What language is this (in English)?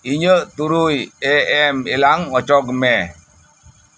Santali